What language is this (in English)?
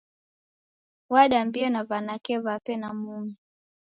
Taita